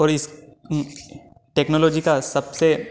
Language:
Hindi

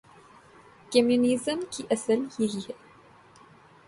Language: Urdu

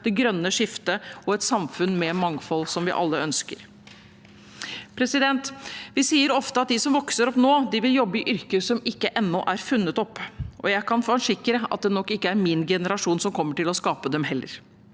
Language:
Norwegian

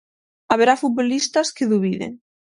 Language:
Galician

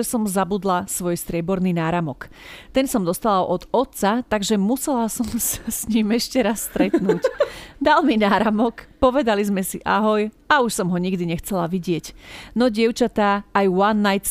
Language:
Slovak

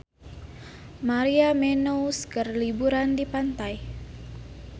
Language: Sundanese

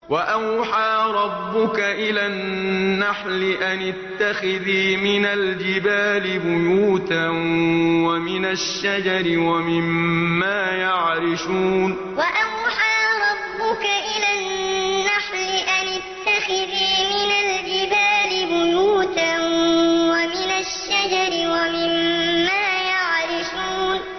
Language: Arabic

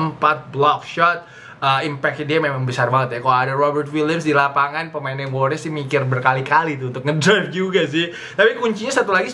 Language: Indonesian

